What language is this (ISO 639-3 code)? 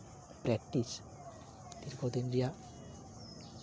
sat